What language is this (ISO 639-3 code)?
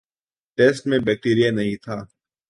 urd